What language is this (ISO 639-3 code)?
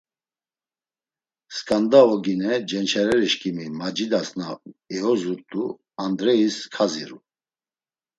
lzz